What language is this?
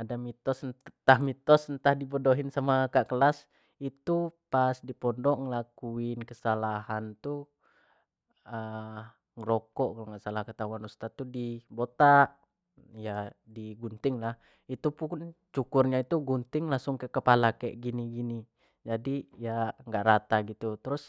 Jambi Malay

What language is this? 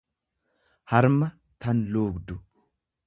Oromo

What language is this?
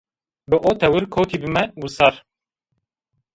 Zaza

